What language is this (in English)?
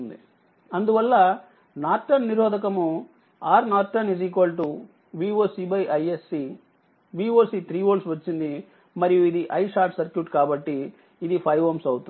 Telugu